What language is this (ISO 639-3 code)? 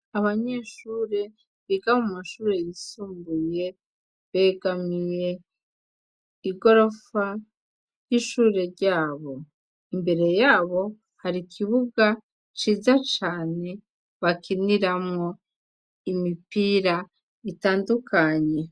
run